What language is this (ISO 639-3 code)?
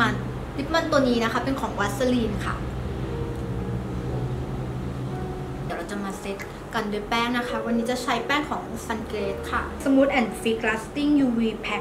tha